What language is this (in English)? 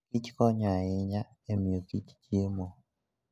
Luo (Kenya and Tanzania)